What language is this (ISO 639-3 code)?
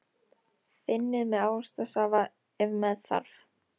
isl